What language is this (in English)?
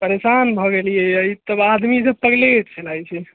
Maithili